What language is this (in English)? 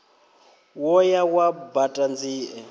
Venda